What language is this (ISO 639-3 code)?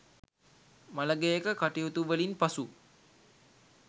sin